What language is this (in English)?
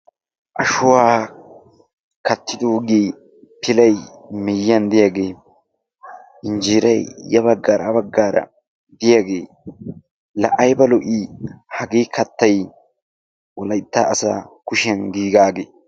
Wolaytta